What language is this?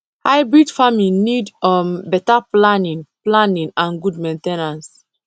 Nigerian Pidgin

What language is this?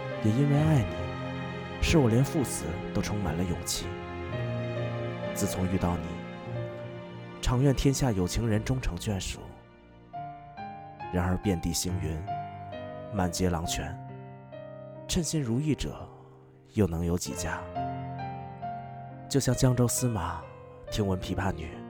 Chinese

